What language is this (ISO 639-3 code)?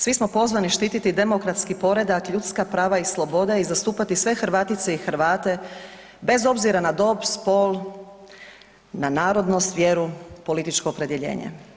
hrv